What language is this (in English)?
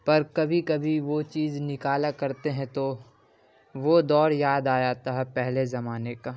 Urdu